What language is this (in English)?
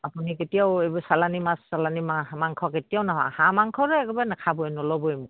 Assamese